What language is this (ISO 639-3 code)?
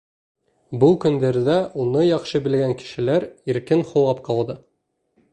bak